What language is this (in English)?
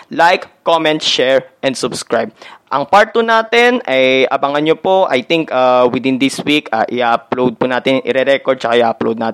Filipino